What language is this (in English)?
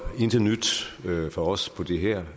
Danish